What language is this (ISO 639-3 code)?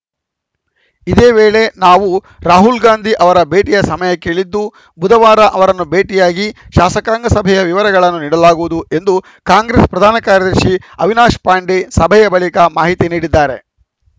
kan